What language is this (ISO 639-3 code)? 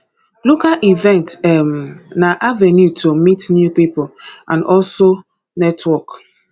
pcm